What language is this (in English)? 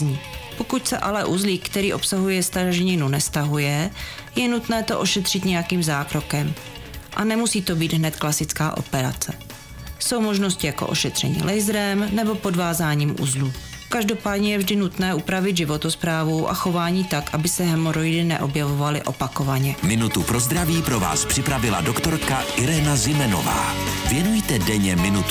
Czech